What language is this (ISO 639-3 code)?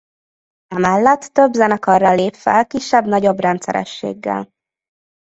hun